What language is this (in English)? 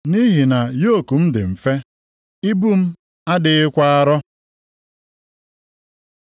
Igbo